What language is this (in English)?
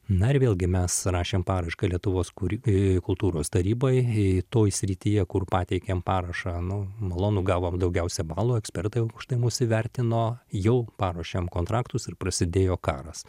Lithuanian